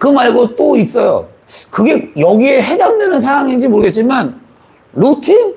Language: Korean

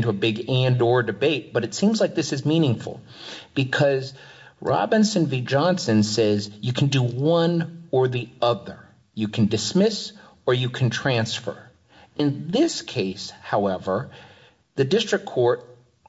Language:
English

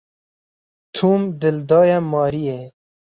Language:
Kurdish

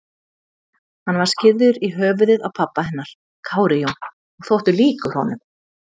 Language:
Icelandic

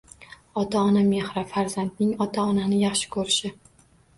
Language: Uzbek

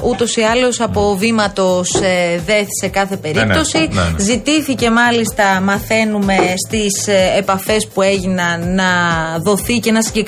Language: Greek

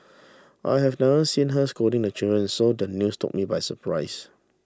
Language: English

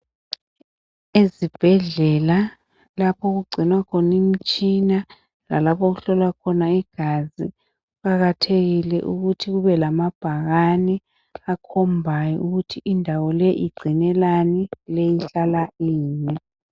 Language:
North Ndebele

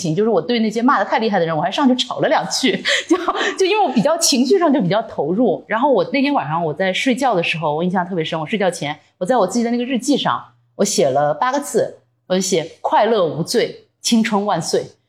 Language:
Chinese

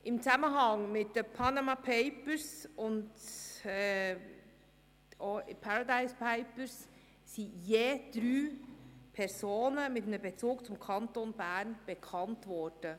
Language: Swiss German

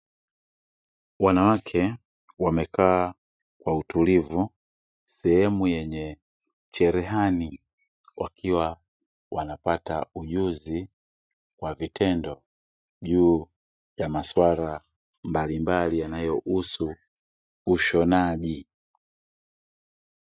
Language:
Swahili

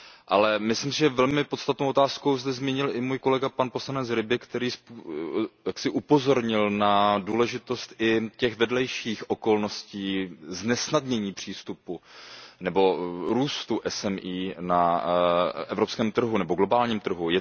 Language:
Czech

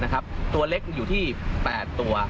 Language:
Thai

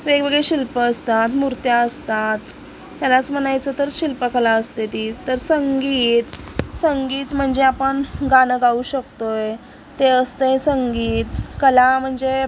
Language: Marathi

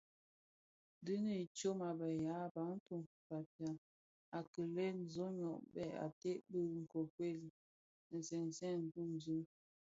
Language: Bafia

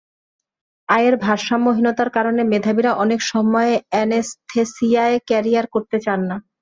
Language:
Bangla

